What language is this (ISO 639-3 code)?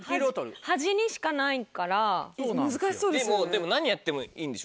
jpn